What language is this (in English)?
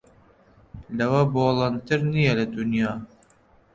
Central Kurdish